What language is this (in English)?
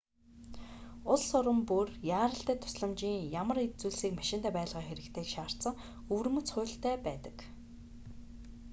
Mongolian